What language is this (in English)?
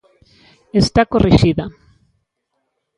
Galician